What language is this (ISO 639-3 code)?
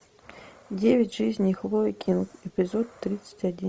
rus